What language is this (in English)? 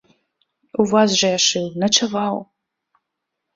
Belarusian